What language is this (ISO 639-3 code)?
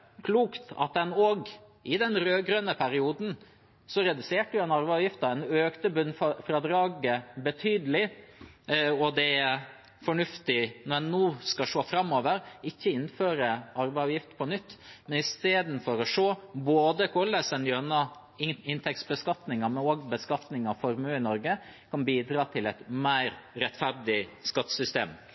nob